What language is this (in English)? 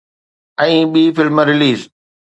Sindhi